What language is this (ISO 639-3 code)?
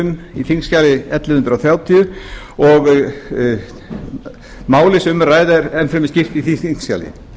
isl